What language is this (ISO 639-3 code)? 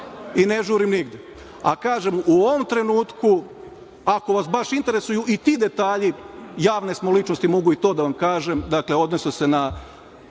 srp